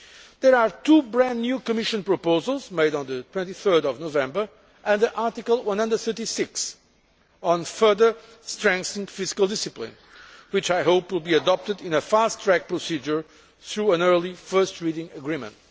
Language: English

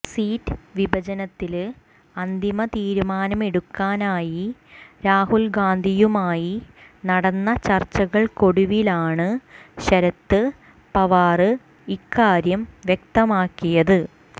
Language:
Malayalam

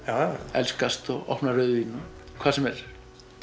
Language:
Icelandic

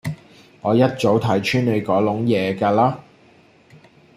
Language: Cantonese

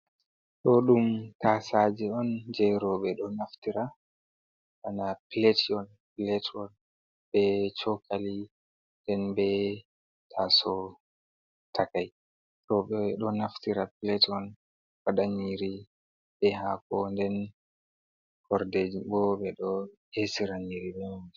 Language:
Fula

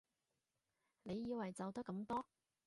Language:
Cantonese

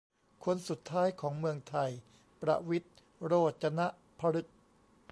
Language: Thai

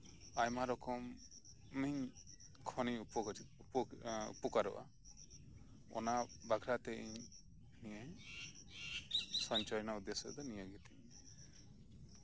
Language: Santali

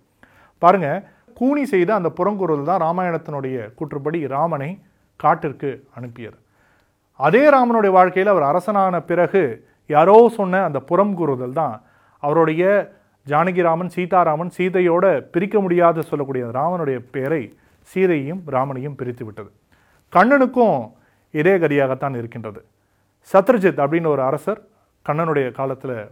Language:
Tamil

